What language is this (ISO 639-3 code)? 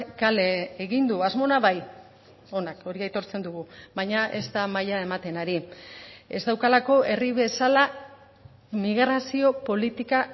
eus